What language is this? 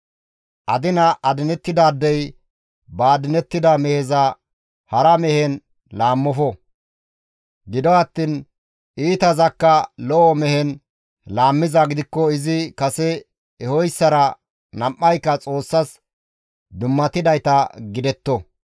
Gamo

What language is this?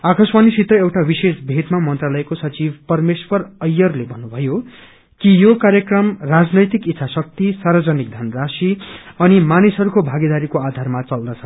Nepali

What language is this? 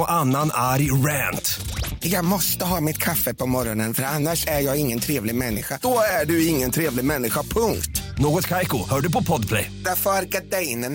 Swedish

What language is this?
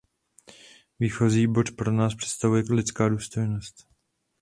Czech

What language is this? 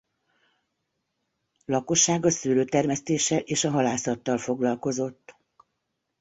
Hungarian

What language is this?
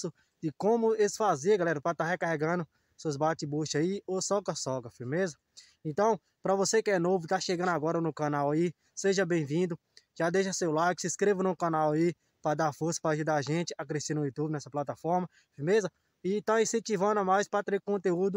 Portuguese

